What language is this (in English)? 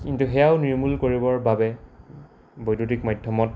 Assamese